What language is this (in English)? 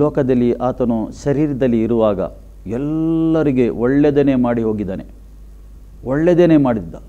Romanian